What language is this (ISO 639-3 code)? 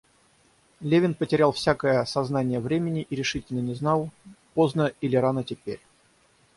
rus